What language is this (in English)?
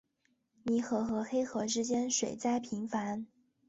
Chinese